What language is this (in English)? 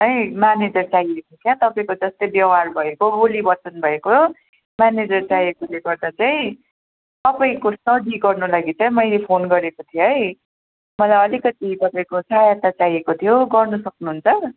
Nepali